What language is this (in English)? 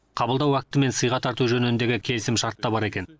Kazakh